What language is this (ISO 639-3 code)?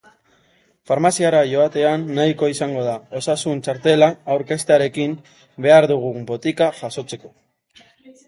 eus